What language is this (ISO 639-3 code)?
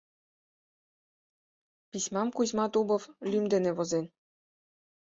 chm